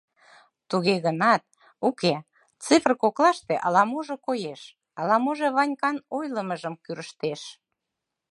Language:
Mari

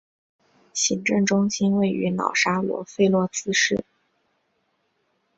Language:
Chinese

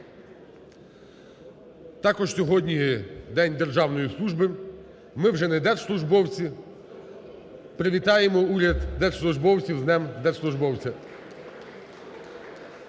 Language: Ukrainian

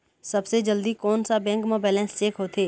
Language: Chhattisgarhi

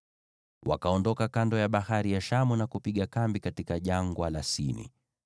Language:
Swahili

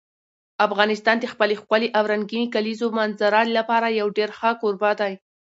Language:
Pashto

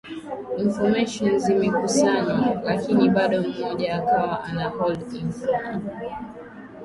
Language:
Swahili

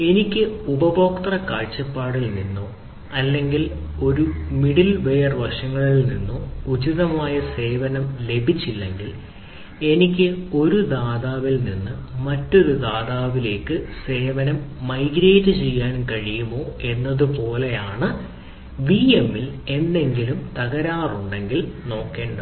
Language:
Malayalam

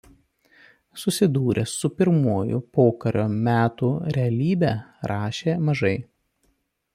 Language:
Lithuanian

